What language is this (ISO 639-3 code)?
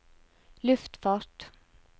nor